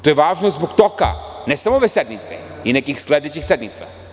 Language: Serbian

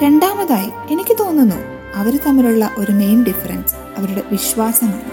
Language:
Malayalam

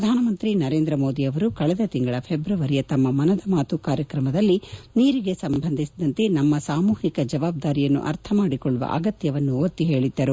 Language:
Kannada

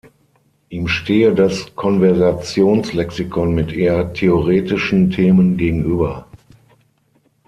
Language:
German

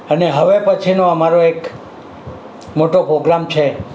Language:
Gujarati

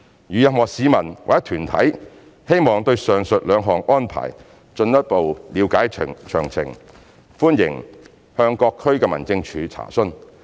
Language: Cantonese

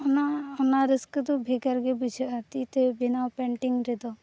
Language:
Santali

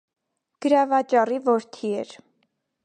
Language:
Armenian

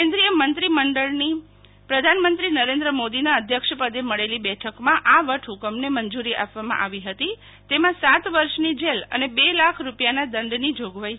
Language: Gujarati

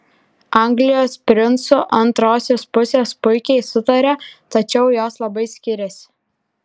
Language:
Lithuanian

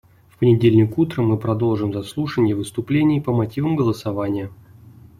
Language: Russian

